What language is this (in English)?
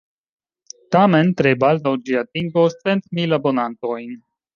Esperanto